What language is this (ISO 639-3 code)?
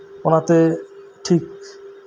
sat